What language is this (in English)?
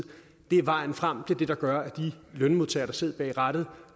Danish